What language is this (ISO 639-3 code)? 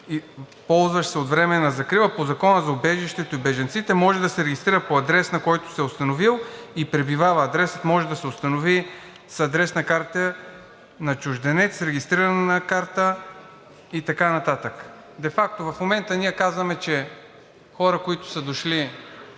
bul